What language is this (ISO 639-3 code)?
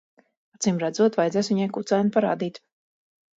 lav